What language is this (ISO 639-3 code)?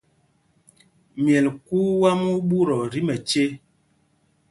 mgg